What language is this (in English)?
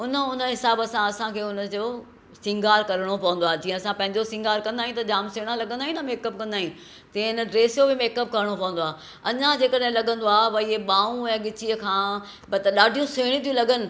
Sindhi